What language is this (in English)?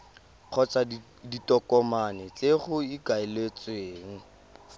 Tswana